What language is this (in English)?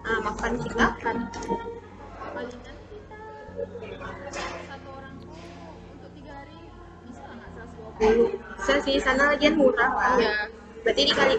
Indonesian